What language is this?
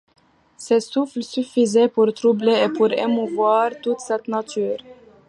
French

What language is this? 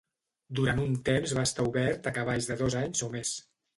Catalan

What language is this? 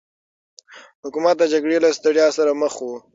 Pashto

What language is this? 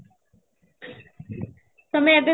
Odia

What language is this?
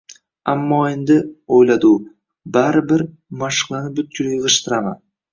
Uzbek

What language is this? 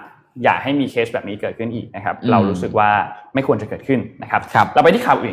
Thai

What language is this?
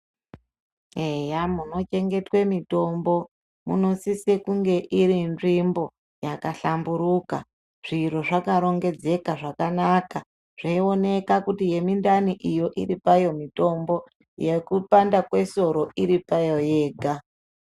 Ndau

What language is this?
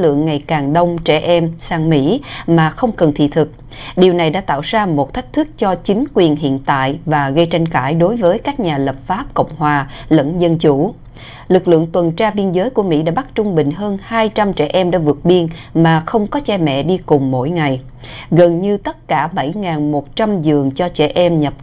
Vietnamese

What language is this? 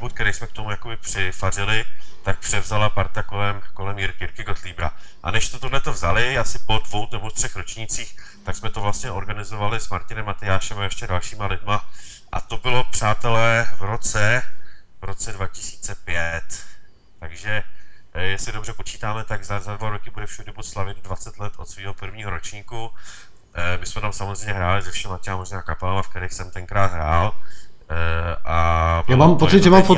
Czech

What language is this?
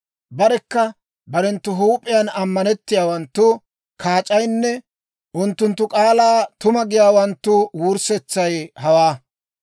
Dawro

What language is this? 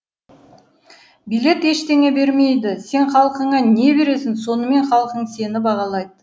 Kazakh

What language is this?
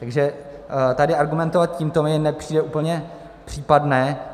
Czech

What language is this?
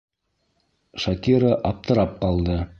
Bashkir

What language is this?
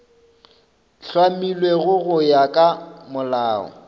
Northern Sotho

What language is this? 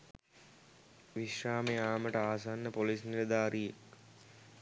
Sinhala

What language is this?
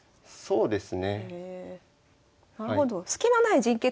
Japanese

